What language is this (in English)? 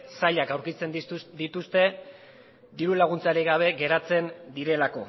Basque